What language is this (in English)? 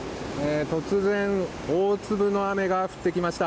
Japanese